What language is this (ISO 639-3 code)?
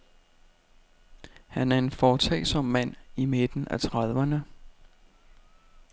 dan